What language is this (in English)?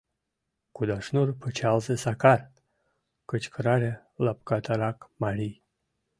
Mari